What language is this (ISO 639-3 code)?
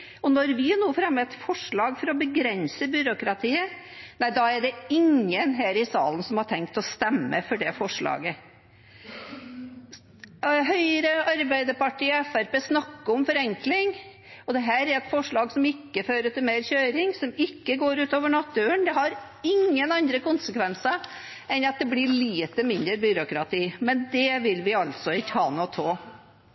nob